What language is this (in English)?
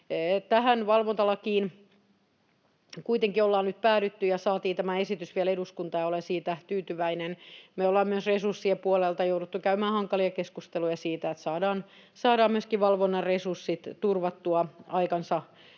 Finnish